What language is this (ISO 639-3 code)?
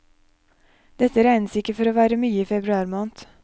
nor